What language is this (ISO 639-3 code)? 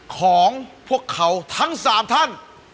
tha